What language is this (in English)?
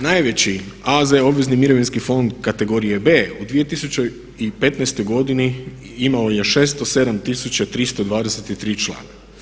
Croatian